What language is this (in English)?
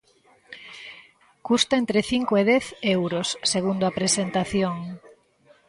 Galician